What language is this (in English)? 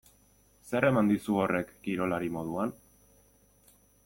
Basque